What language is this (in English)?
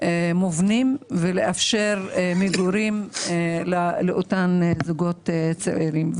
Hebrew